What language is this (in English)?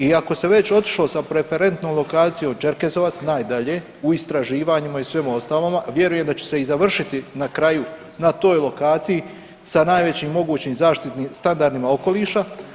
Croatian